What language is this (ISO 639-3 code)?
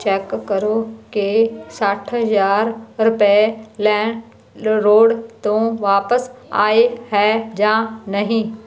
pan